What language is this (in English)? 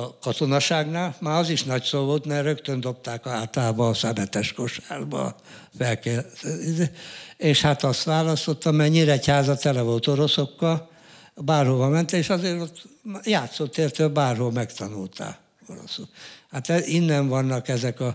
Hungarian